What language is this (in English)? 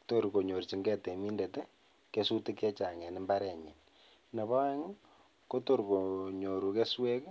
Kalenjin